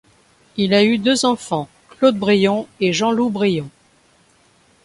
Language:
French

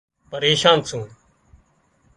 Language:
Wadiyara Koli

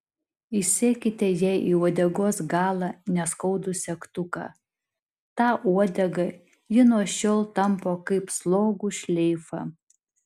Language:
Lithuanian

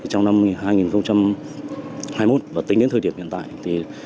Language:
Vietnamese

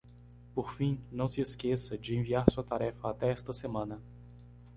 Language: Portuguese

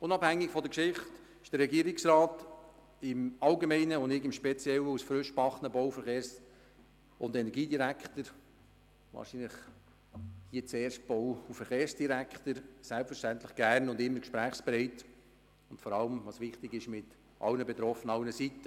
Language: Swiss German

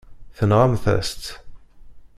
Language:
Kabyle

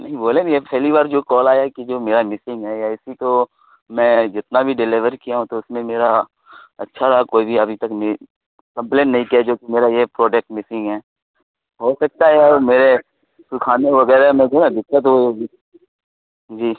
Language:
Urdu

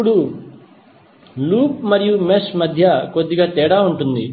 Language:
Telugu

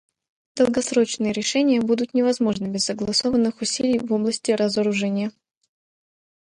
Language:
Russian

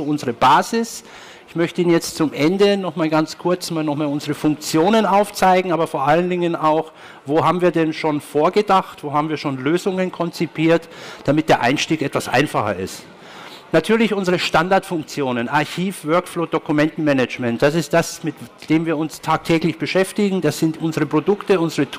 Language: German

